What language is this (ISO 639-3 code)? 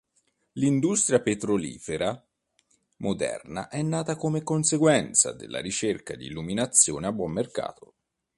ita